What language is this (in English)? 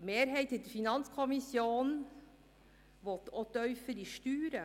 Swiss German